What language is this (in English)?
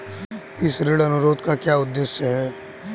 Hindi